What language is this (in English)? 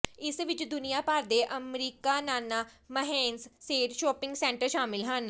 Punjabi